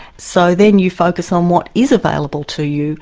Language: English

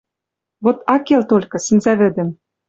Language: Western Mari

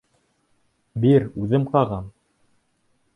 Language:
Bashkir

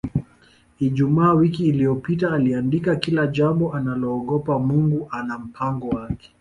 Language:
Swahili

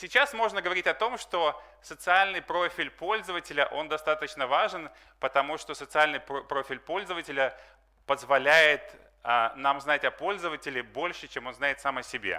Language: Russian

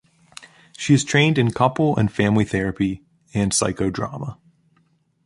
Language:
English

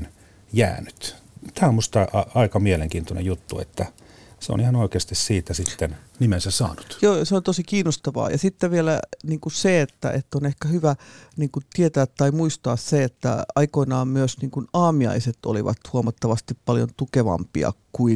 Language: Finnish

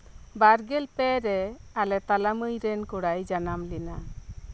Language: Santali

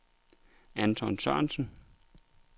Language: Danish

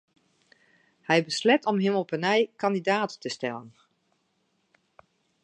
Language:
Western Frisian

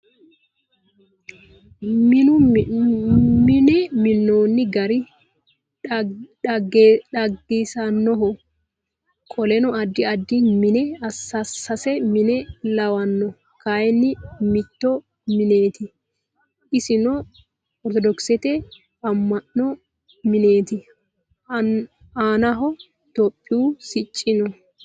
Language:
Sidamo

